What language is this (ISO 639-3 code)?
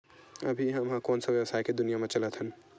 hne